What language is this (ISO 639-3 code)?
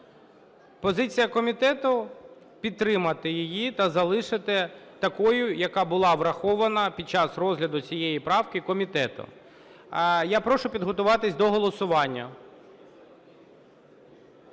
ukr